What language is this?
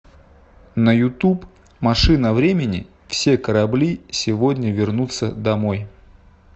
Russian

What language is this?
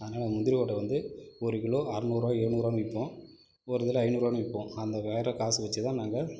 Tamil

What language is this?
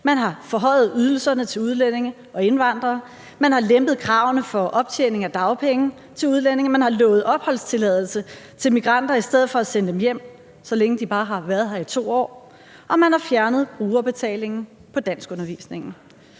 Danish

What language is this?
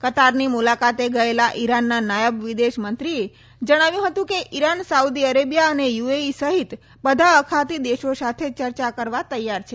Gujarati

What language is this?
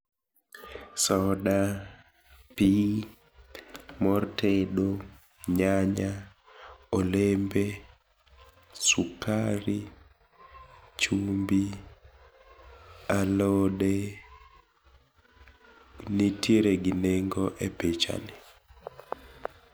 Luo (Kenya and Tanzania)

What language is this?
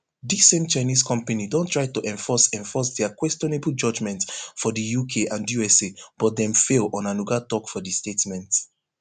Nigerian Pidgin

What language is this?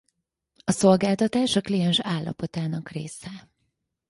Hungarian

